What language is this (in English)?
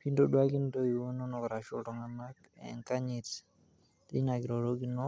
Masai